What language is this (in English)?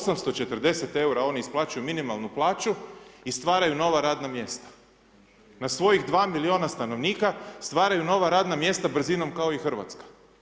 Croatian